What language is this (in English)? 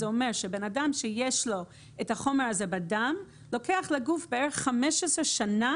Hebrew